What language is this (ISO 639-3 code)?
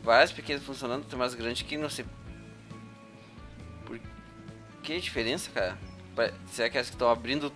por